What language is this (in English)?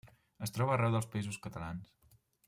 Catalan